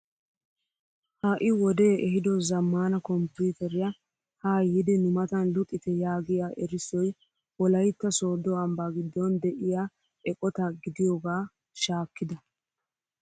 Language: Wolaytta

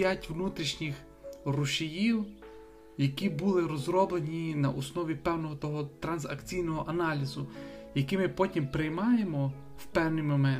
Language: Ukrainian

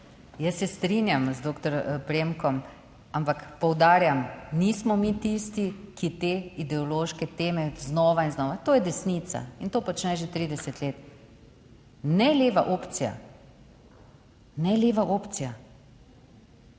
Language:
Slovenian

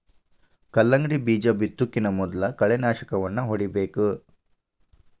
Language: Kannada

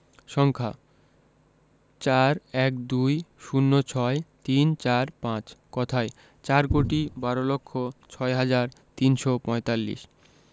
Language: Bangla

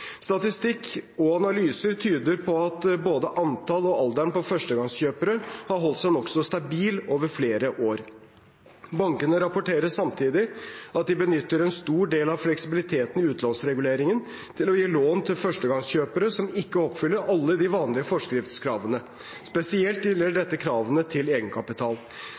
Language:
Norwegian Bokmål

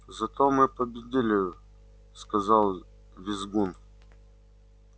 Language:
Russian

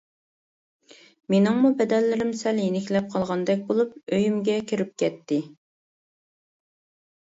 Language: Uyghur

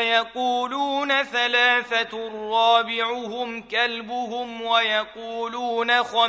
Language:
Arabic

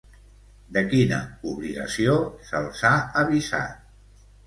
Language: Catalan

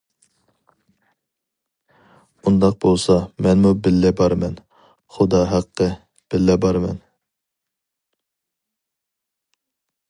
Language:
Uyghur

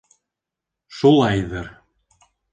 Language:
Bashkir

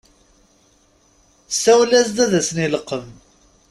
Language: Kabyle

